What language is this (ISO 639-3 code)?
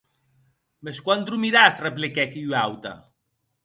oci